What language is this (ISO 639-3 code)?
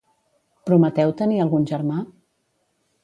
cat